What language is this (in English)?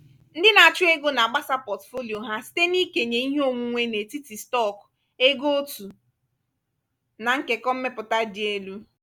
Igbo